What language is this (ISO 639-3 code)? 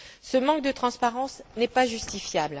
fra